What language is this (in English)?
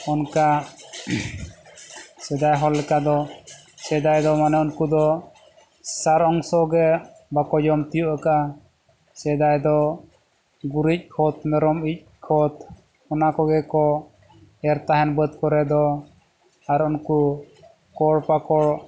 Santali